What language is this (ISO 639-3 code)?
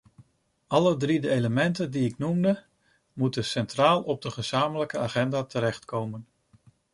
nld